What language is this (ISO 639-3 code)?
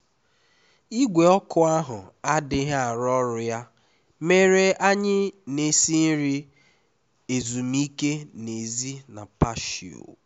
ibo